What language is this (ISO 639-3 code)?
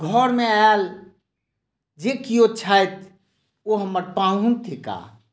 mai